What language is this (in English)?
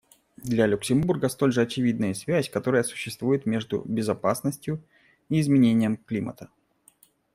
Russian